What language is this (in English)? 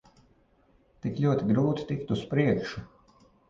Latvian